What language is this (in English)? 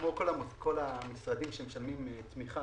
Hebrew